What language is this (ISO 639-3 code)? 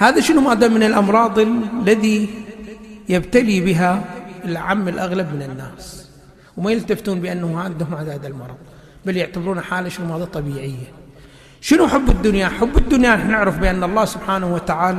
ara